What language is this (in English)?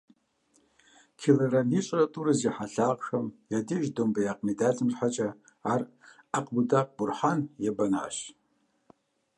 Kabardian